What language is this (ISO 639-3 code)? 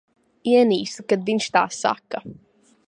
lav